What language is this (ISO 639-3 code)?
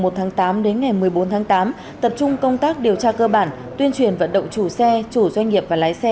vie